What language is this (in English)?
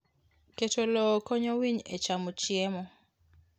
Luo (Kenya and Tanzania)